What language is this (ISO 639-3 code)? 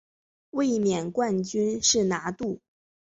zho